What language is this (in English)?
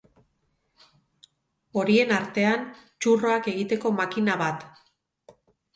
Basque